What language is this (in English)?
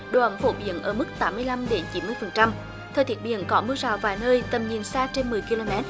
Vietnamese